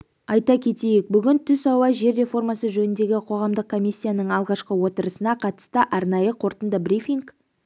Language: Kazakh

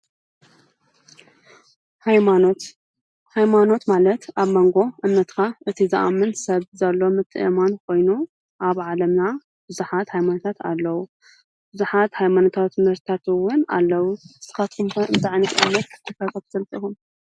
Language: Tigrinya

